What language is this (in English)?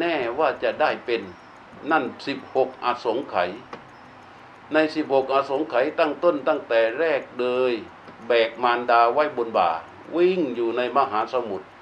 Thai